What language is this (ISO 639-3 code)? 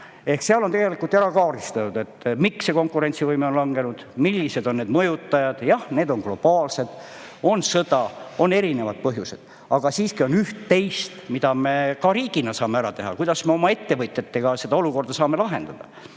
est